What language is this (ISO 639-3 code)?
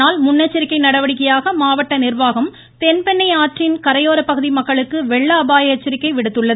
tam